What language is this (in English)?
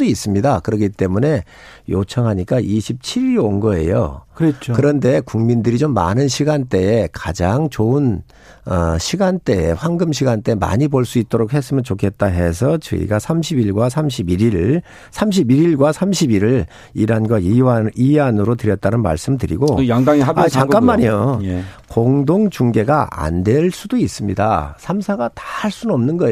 Korean